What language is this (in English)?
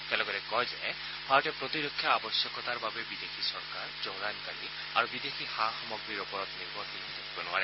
Assamese